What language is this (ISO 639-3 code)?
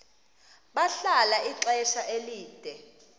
xho